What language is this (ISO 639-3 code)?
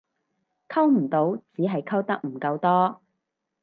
yue